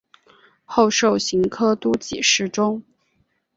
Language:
Chinese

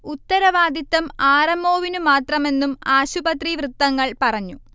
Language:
Malayalam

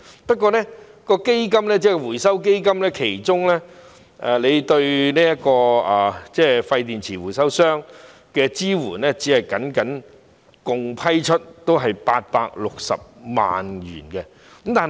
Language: Cantonese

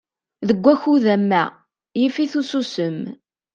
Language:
Kabyle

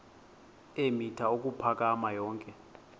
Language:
Xhosa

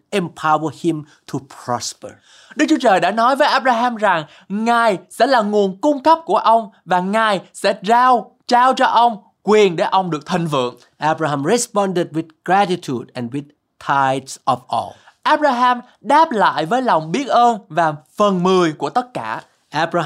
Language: Vietnamese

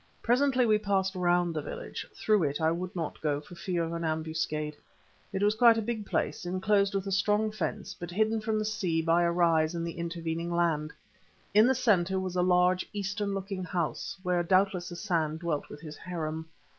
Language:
English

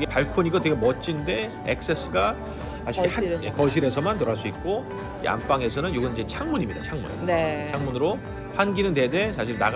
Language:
Korean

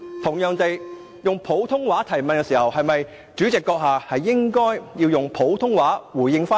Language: Cantonese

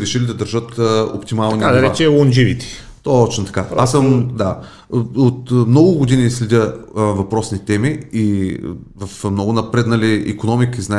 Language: Bulgarian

